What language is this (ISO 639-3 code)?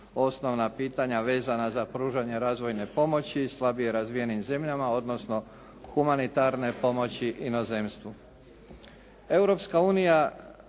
hrv